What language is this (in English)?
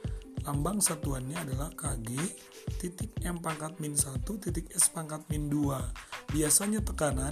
Indonesian